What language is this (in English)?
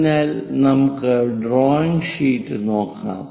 Malayalam